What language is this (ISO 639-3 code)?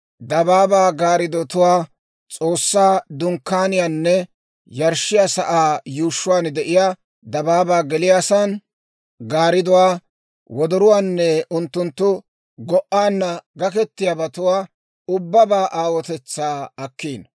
dwr